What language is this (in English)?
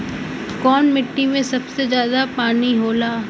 Bhojpuri